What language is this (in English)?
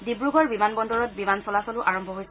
Assamese